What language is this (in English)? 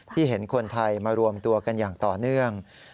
Thai